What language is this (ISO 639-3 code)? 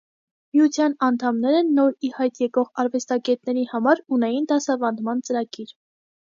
hye